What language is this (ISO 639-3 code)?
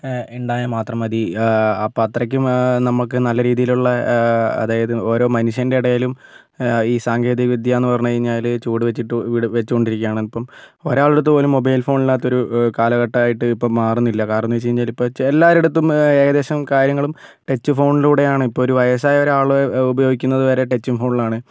mal